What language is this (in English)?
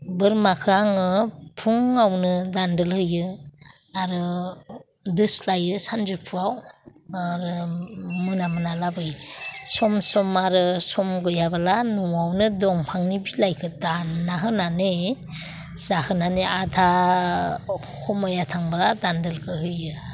Bodo